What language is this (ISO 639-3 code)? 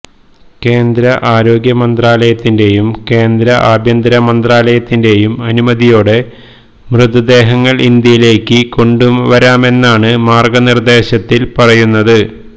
mal